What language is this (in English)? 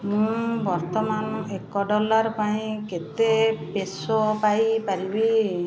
Odia